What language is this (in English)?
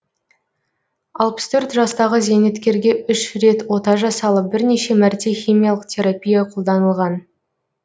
Kazakh